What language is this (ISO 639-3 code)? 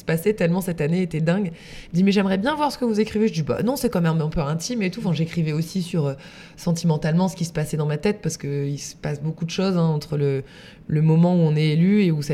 fra